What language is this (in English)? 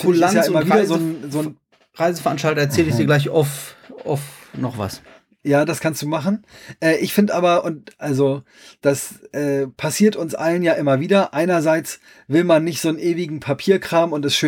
German